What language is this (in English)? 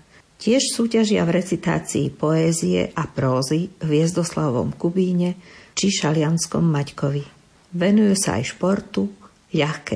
Slovak